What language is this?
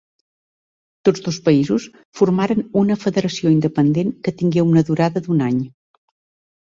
Catalan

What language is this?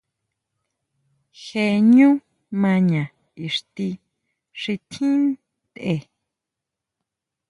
Huautla Mazatec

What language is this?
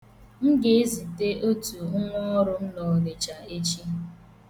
Igbo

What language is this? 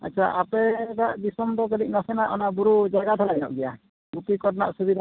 Santali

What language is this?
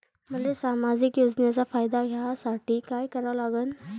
Marathi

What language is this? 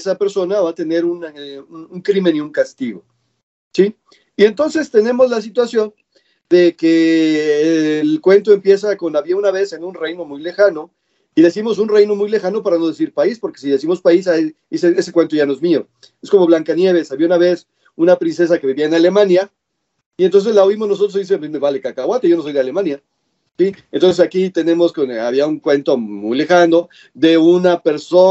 Spanish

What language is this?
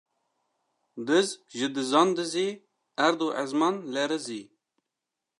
Kurdish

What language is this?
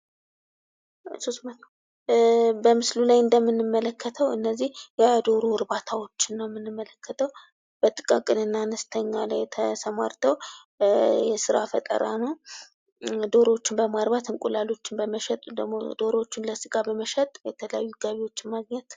Amharic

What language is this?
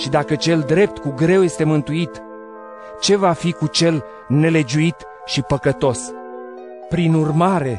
Romanian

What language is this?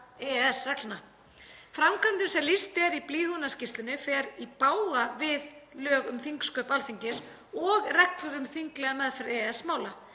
Icelandic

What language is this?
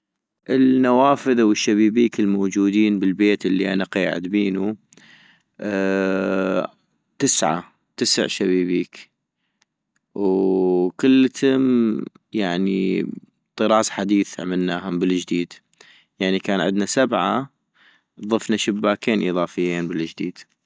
North Mesopotamian Arabic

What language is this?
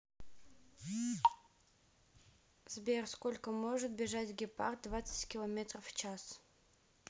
Russian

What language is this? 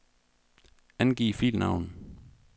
Danish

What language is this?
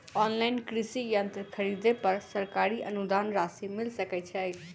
Maithili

